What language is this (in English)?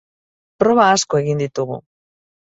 Basque